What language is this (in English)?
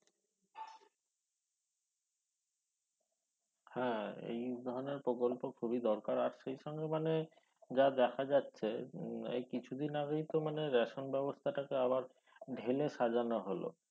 Bangla